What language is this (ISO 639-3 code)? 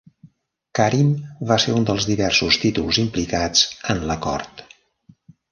cat